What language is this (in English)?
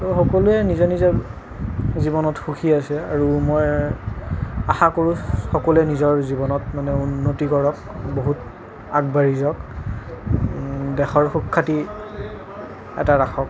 Assamese